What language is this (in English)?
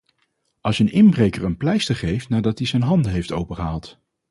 Dutch